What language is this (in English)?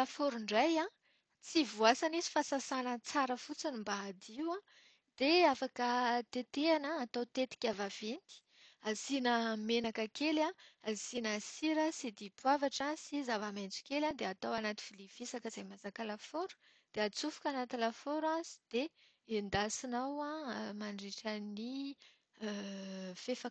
Malagasy